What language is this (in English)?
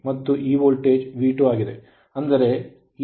Kannada